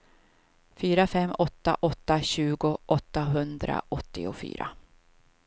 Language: Swedish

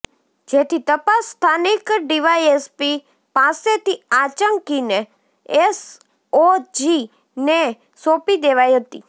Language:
Gujarati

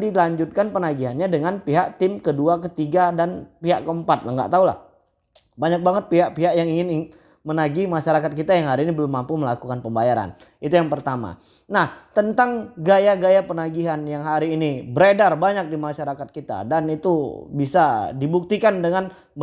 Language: Indonesian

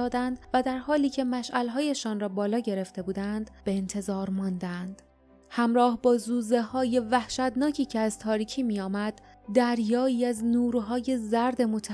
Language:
Persian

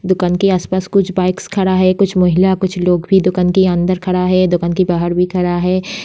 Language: Hindi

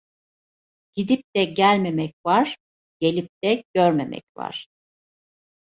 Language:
Turkish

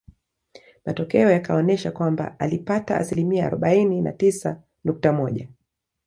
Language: Swahili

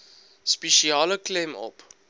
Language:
Afrikaans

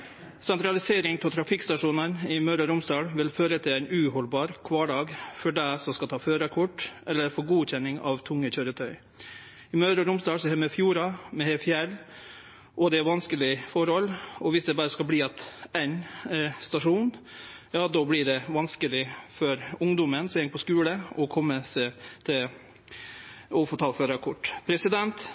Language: Norwegian Nynorsk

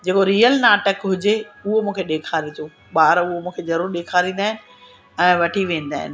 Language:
Sindhi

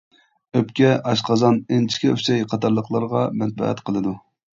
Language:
Uyghur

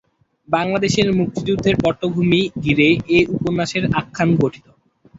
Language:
Bangla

